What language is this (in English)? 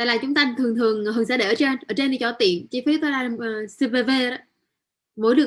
Vietnamese